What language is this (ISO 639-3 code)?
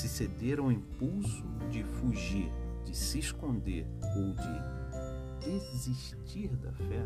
por